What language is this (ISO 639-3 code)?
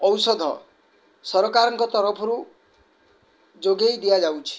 ori